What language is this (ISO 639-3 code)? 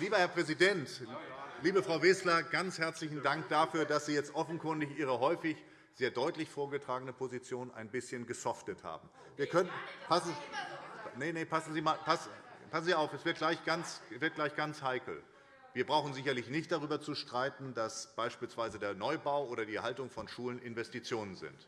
deu